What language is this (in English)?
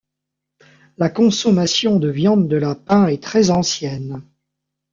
French